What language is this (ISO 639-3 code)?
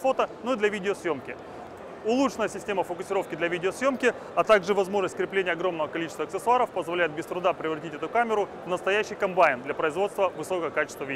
rus